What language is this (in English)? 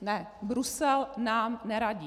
Czech